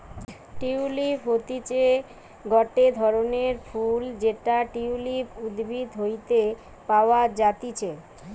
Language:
Bangla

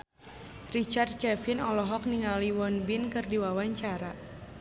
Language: Sundanese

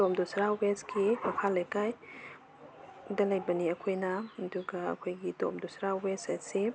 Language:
Manipuri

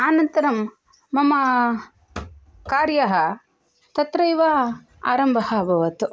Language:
Sanskrit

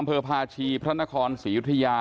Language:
Thai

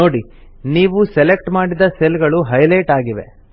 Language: Kannada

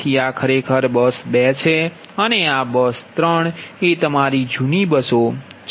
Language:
Gujarati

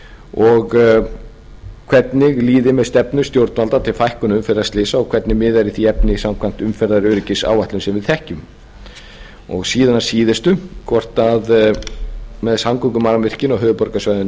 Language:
Icelandic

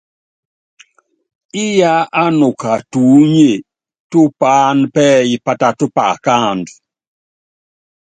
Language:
Yangben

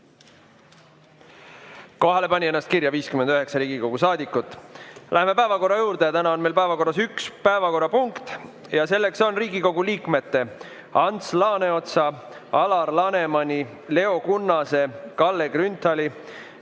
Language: Estonian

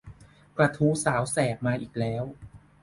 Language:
Thai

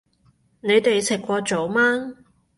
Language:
Cantonese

